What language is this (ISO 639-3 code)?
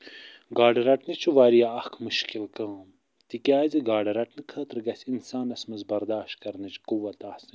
kas